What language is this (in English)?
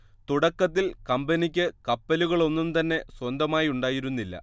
Malayalam